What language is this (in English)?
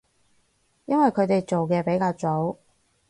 Cantonese